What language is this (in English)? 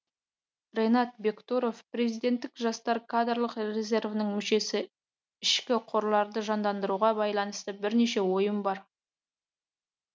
Kazakh